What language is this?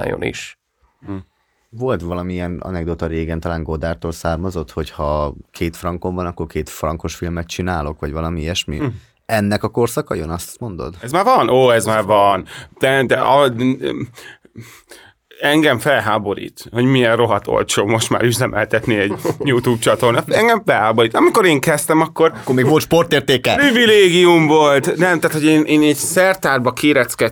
Hungarian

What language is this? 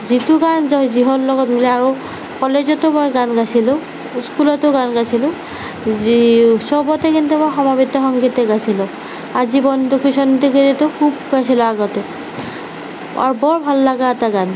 Assamese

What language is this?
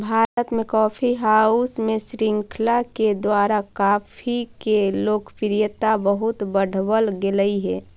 Magahi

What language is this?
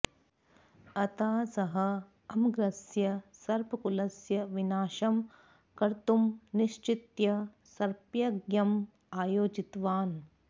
Sanskrit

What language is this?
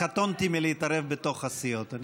Hebrew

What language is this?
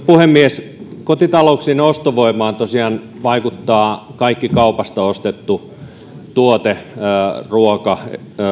Finnish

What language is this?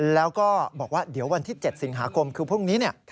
Thai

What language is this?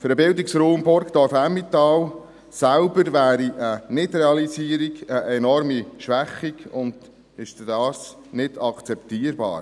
Swiss German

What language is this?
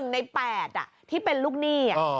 Thai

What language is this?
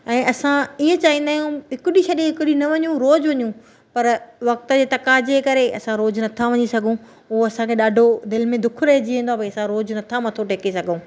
Sindhi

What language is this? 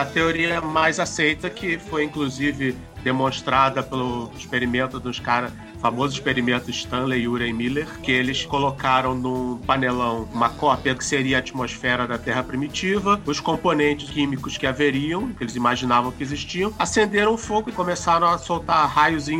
Portuguese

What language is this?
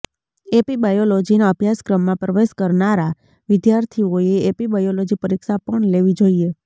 Gujarati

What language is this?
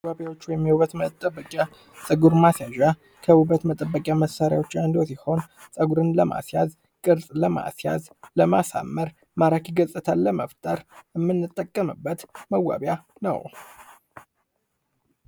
Amharic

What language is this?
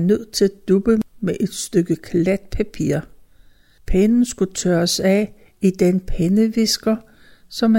Danish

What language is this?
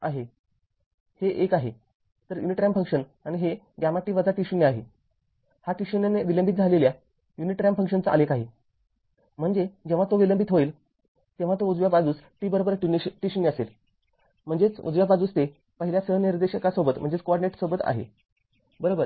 Marathi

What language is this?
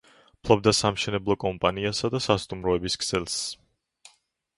Georgian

